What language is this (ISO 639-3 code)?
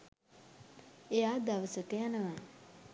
sin